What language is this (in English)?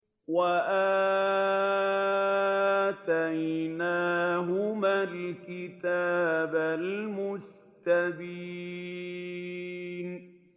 Arabic